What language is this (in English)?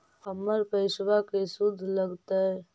Magahi